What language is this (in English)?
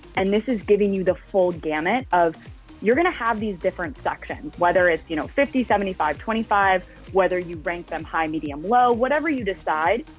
English